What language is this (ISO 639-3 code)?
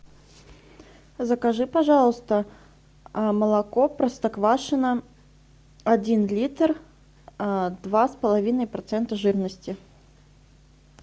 rus